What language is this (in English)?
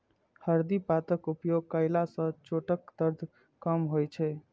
Maithili